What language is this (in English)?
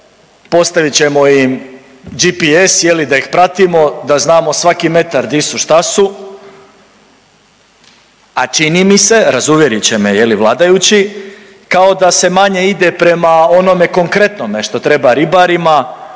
Croatian